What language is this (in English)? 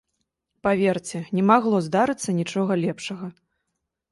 Belarusian